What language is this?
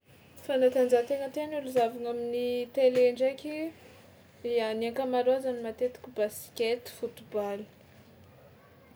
Tsimihety Malagasy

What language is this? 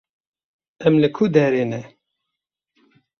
Kurdish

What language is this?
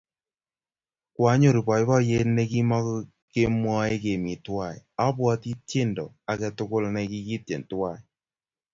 Kalenjin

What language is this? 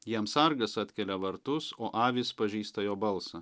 Lithuanian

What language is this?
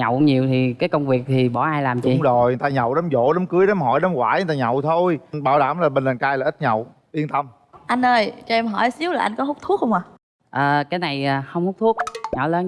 Vietnamese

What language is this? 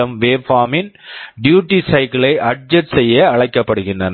Tamil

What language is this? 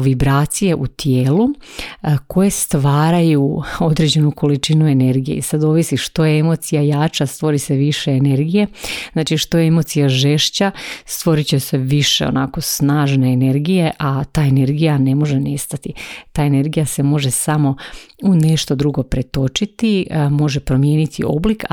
Croatian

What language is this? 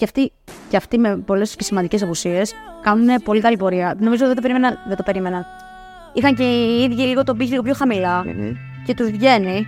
Greek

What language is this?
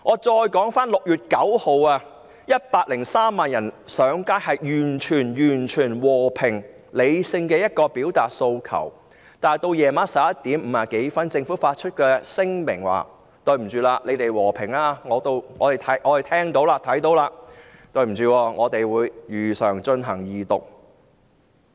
Cantonese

